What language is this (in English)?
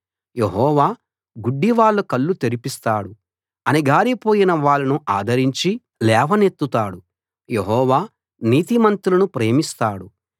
Telugu